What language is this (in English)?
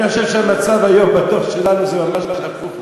Hebrew